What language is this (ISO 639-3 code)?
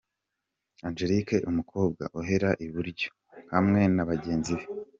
kin